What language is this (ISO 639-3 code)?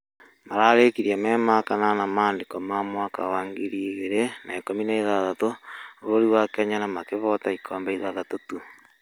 kik